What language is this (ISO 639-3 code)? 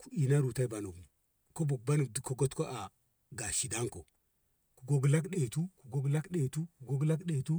nbh